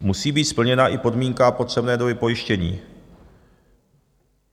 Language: Czech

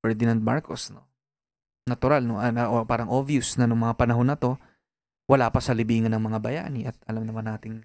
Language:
Filipino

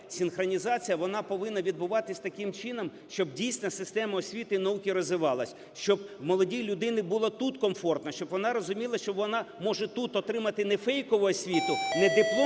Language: Ukrainian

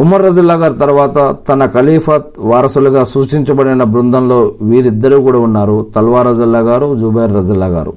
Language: Telugu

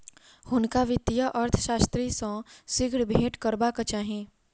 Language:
Maithili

